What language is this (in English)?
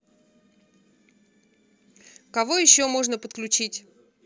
Russian